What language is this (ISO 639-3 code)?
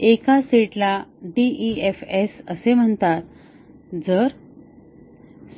mar